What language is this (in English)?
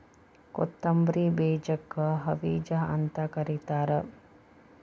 Kannada